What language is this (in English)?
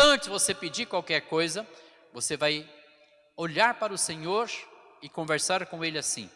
Portuguese